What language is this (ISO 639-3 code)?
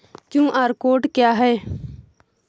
hin